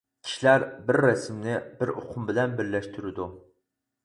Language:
Uyghur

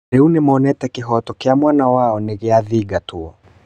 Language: Kikuyu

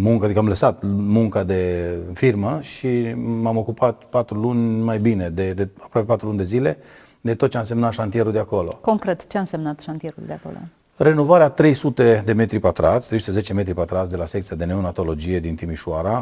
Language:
Romanian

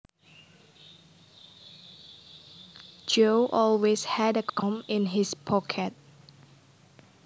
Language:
Javanese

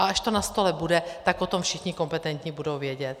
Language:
Czech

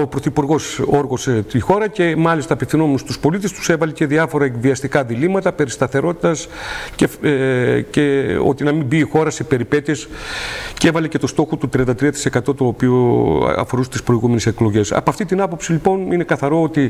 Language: Greek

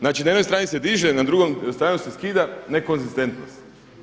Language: Croatian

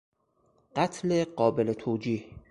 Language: Persian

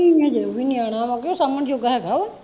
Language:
Punjabi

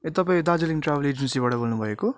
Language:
Nepali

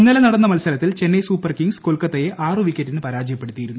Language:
Malayalam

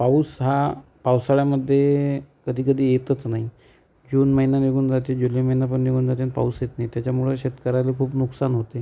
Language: Marathi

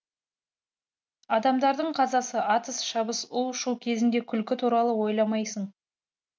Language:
Kazakh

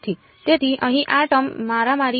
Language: Gujarati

